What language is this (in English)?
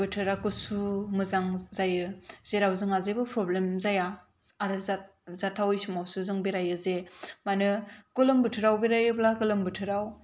Bodo